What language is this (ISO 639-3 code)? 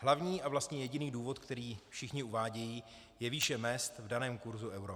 ces